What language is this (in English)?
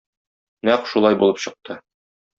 Tatar